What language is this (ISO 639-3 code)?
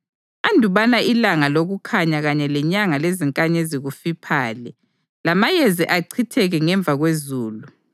nde